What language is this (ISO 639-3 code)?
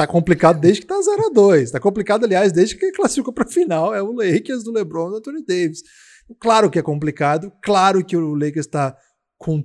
por